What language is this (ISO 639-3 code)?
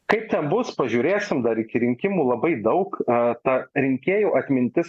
lit